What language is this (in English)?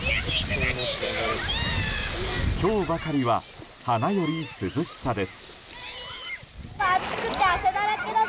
Japanese